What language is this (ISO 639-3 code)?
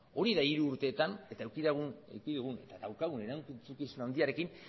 eus